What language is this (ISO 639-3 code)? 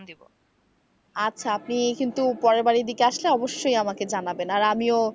ben